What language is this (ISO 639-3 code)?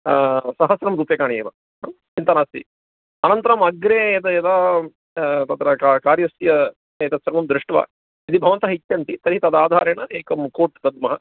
san